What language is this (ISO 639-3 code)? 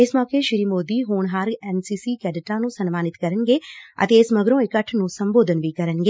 pan